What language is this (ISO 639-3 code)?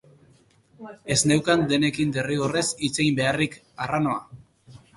eus